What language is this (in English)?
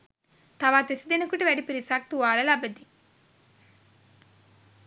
Sinhala